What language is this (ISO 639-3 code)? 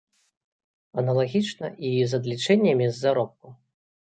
bel